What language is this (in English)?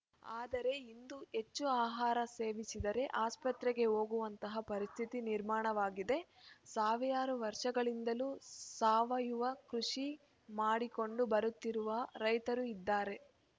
Kannada